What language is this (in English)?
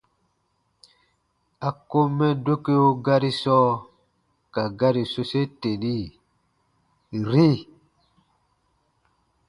Baatonum